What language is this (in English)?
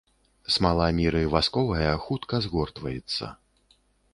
Belarusian